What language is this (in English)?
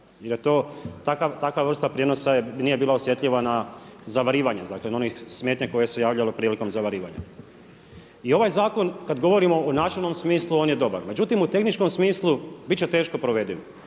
Croatian